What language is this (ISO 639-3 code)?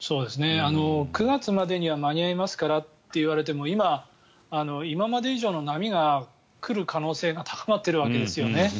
jpn